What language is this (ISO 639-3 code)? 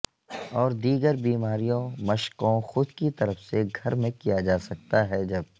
urd